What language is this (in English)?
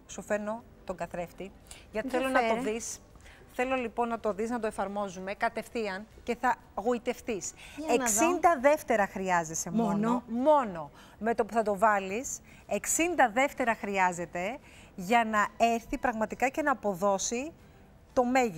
Greek